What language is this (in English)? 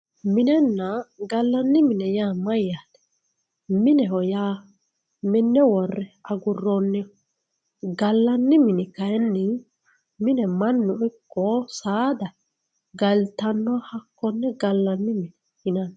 Sidamo